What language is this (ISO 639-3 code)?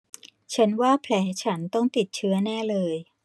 tha